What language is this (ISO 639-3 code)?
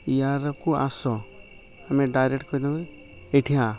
ori